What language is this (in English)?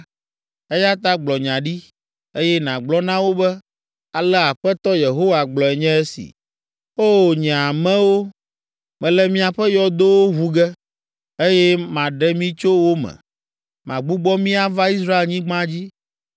Ewe